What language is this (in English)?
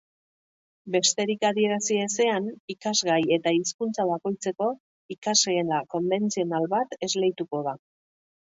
Basque